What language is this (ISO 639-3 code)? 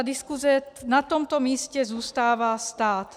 ces